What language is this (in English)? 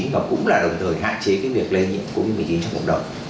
Vietnamese